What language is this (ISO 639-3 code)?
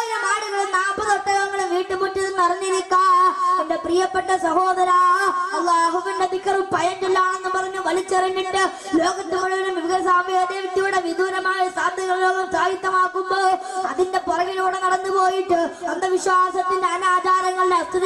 ara